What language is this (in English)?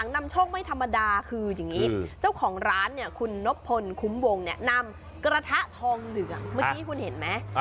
Thai